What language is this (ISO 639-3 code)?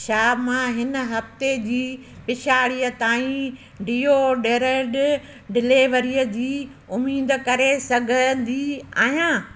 snd